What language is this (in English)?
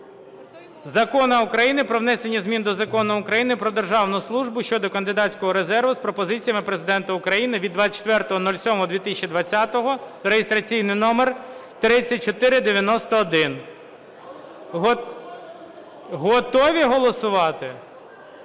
Ukrainian